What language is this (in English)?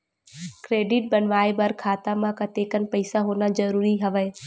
Chhattisgarhi